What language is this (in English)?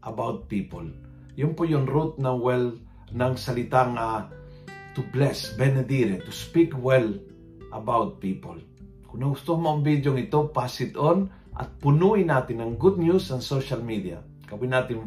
Filipino